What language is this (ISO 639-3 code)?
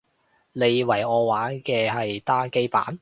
yue